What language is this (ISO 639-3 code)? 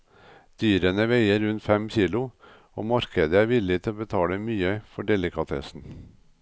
nor